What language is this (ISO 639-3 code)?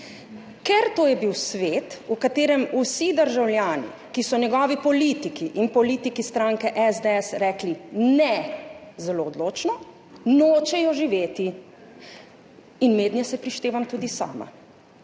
slv